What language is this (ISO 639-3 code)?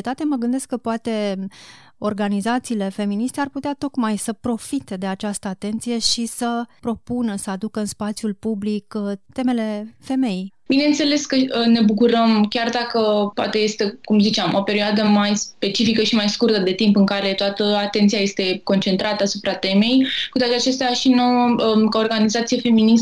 ron